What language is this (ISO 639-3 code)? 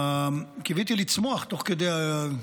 heb